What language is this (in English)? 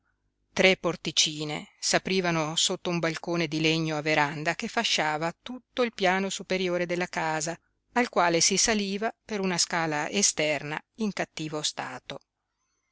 Italian